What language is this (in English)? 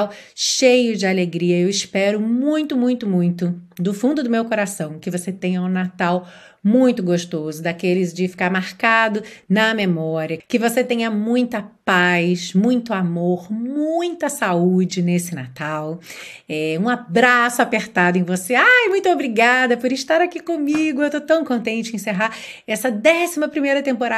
Portuguese